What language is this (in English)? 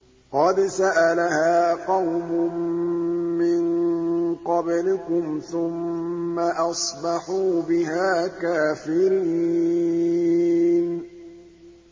Arabic